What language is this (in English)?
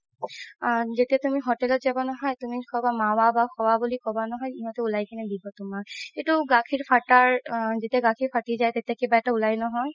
Assamese